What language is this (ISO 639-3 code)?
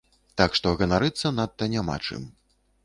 bel